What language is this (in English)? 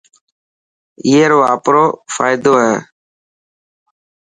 Dhatki